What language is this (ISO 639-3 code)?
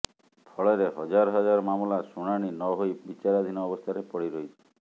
ori